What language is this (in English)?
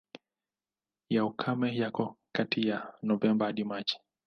Swahili